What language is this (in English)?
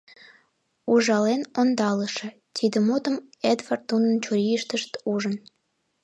Mari